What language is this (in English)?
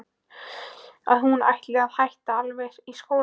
Icelandic